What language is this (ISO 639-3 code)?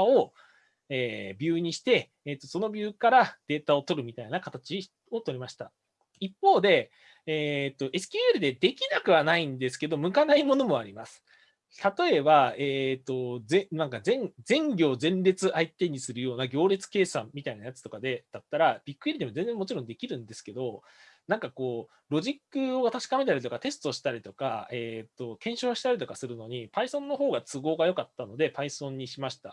jpn